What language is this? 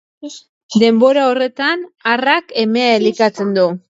Basque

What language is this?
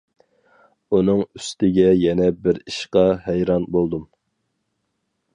Uyghur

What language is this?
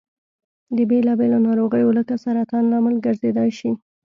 Pashto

